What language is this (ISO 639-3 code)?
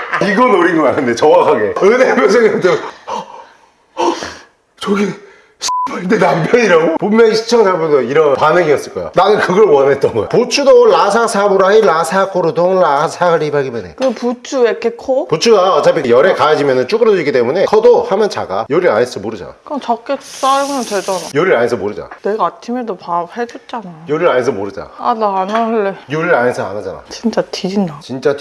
kor